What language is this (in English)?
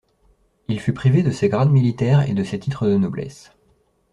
French